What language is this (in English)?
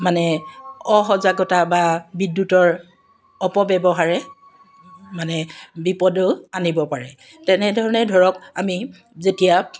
Assamese